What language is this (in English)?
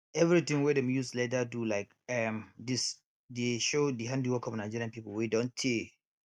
Nigerian Pidgin